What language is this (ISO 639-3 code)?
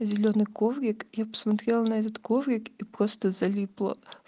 rus